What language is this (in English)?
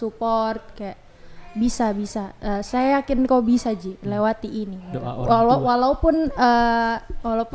Indonesian